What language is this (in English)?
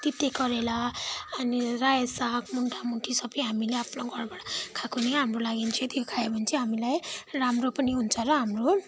Nepali